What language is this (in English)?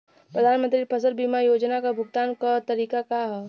Bhojpuri